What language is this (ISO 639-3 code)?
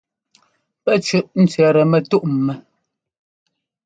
jgo